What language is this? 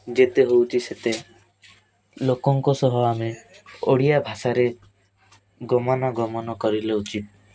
Odia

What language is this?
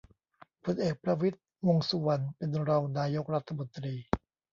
Thai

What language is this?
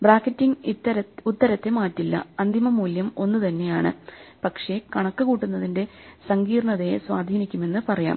Malayalam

